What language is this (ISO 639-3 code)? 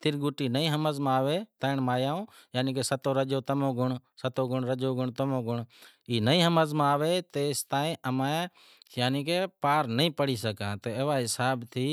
kxp